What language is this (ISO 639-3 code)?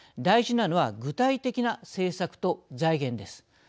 jpn